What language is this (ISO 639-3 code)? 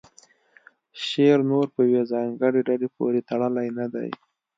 pus